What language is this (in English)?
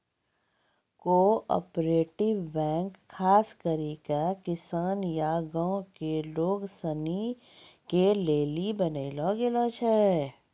Maithili